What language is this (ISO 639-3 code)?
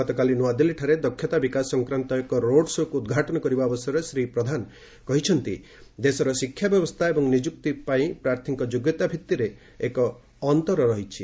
ori